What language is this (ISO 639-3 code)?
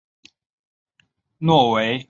zho